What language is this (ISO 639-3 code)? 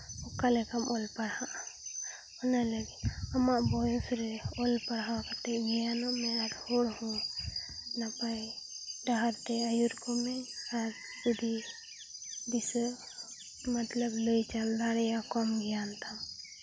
sat